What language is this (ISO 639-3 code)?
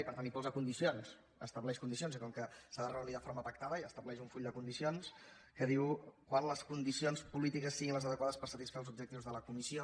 cat